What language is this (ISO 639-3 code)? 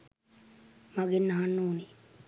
sin